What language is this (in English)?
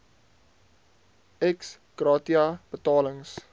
Afrikaans